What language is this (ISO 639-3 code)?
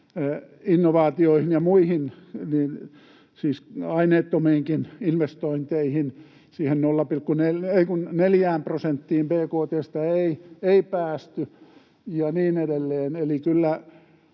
fin